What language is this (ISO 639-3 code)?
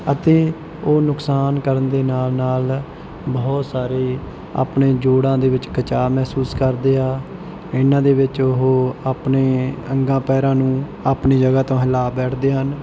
pan